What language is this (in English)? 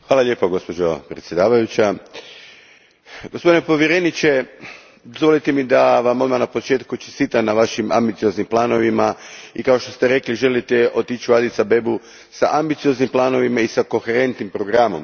Croatian